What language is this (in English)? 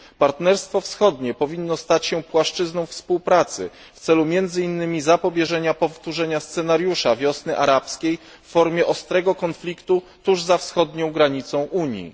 Polish